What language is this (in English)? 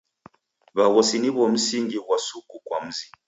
Taita